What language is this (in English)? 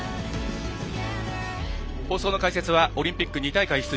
Japanese